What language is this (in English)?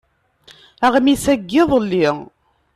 Kabyle